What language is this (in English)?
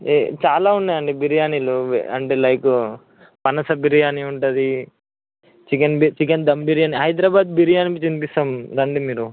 Telugu